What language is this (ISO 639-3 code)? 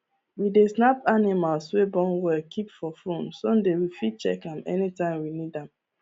pcm